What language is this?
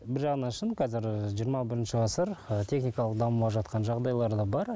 Kazakh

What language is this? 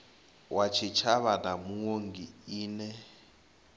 Venda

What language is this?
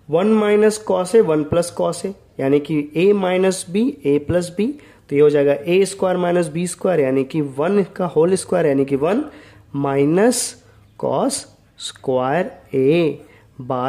Hindi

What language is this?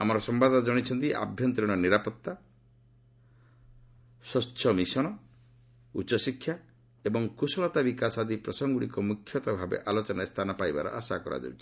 Odia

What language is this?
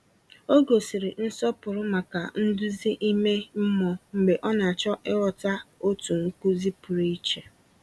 Igbo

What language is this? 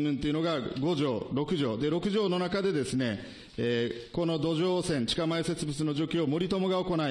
Japanese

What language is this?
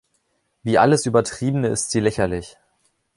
German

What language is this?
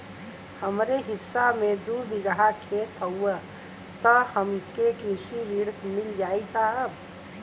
Bhojpuri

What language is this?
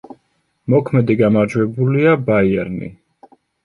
Georgian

